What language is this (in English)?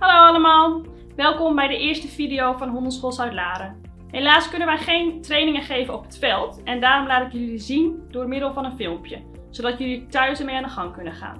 Dutch